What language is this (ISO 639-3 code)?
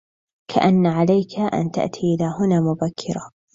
ara